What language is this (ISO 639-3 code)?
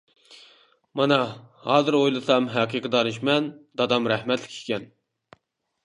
uig